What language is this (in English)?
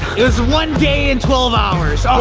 English